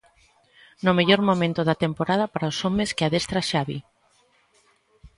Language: Galician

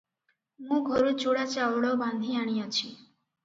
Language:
Odia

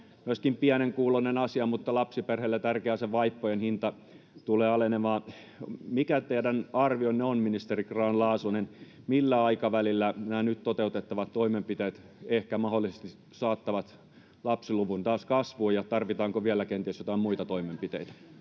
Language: Finnish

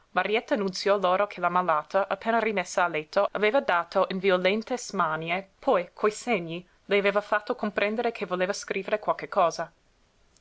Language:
Italian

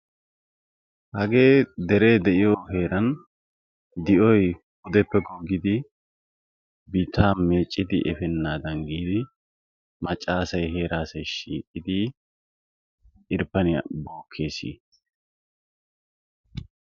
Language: Wolaytta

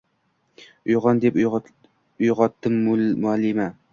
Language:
Uzbek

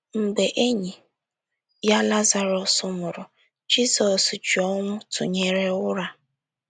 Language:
Igbo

